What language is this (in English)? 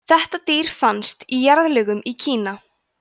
Icelandic